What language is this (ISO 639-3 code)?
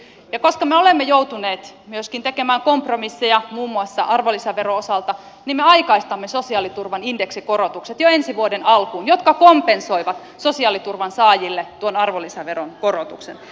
fin